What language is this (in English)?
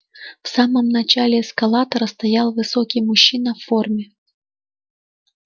Russian